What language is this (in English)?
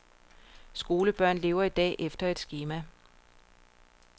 Danish